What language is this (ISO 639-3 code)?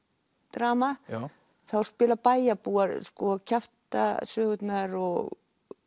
isl